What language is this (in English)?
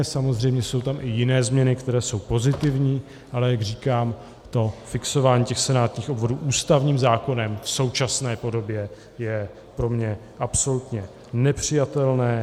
Czech